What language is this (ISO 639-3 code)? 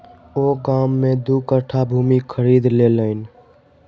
mai